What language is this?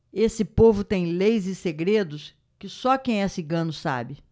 Portuguese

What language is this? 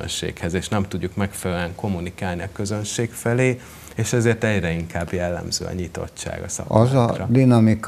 Hungarian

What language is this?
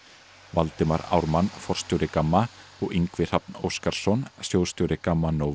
Icelandic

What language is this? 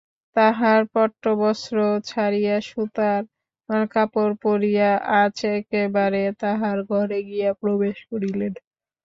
Bangla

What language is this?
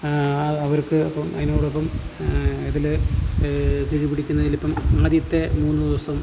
Malayalam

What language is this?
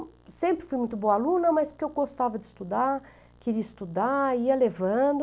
Portuguese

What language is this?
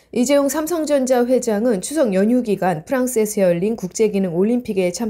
Korean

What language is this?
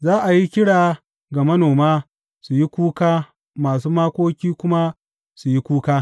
Hausa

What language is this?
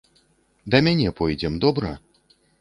Belarusian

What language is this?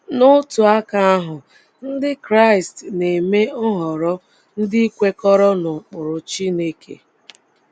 Igbo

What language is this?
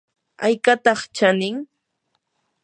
Yanahuanca Pasco Quechua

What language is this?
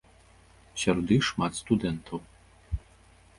Belarusian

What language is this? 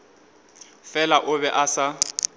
Northern Sotho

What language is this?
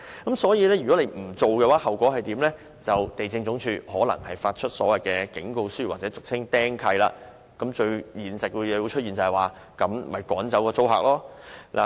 Cantonese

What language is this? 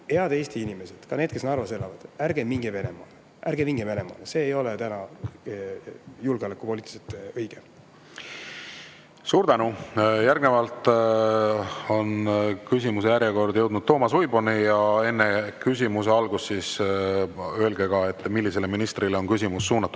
Estonian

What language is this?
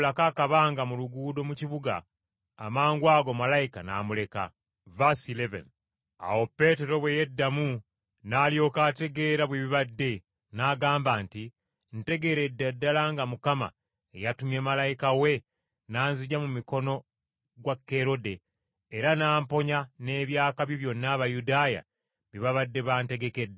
Ganda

